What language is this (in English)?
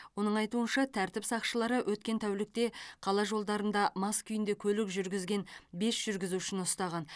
Kazakh